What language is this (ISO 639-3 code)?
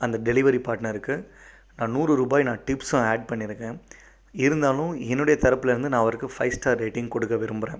tam